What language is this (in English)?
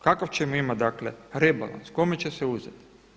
Croatian